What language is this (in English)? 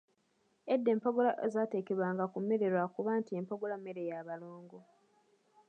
Ganda